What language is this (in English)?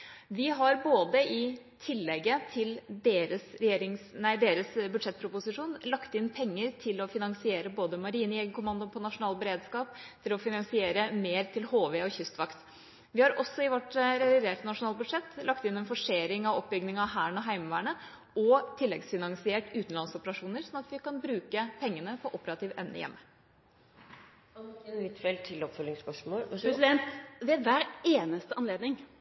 Norwegian Bokmål